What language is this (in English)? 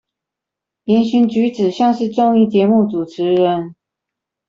Chinese